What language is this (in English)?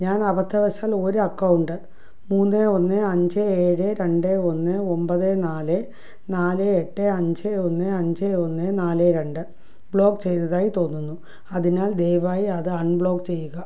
Malayalam